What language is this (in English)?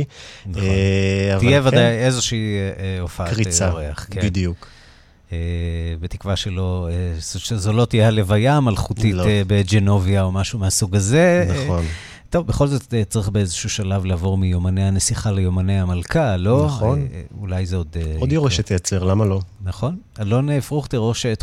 Hebrew